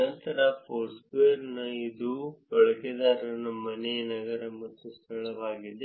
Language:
Kannada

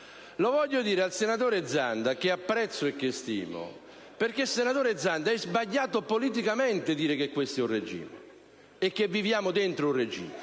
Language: Italian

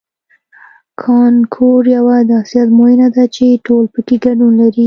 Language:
Pashto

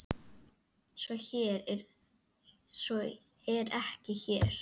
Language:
Icelandic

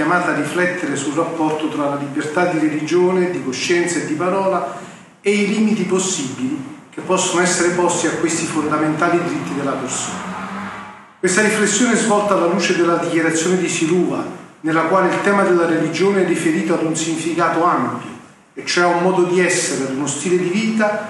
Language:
Italian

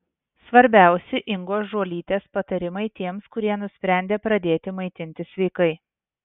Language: Lithuanian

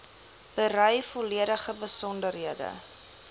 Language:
Afrikaans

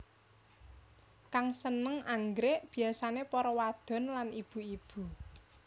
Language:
Javanese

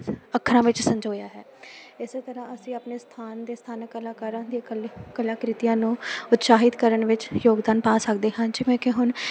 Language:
Punjabi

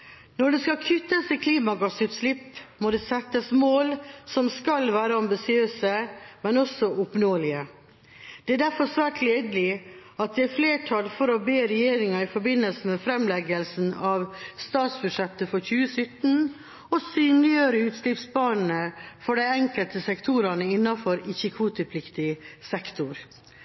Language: Norwegian Bokmål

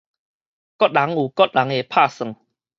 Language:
Min Nan Chinese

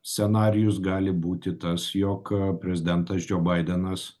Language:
Lithuanian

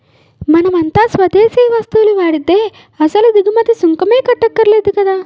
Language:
Telugu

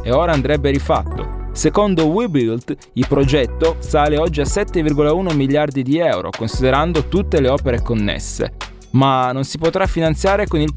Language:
Italian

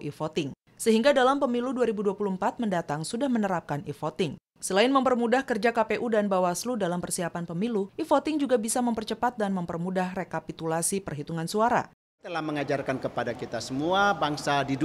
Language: Indonesian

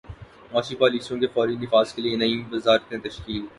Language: Urdu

